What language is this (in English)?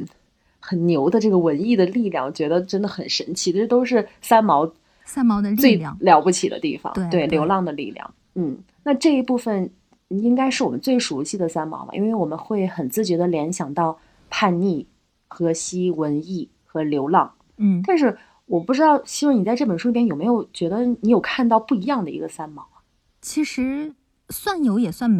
Chinese